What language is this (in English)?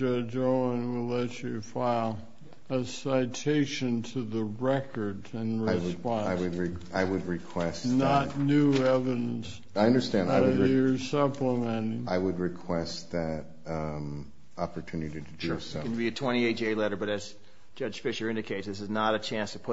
English